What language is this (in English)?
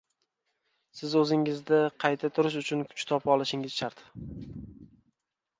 Uzbek